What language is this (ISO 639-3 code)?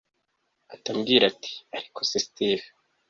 kin